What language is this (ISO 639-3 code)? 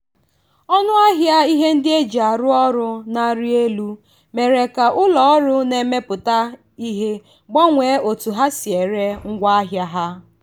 ibo